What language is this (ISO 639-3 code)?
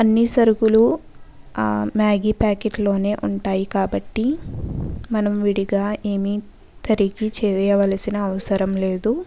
tel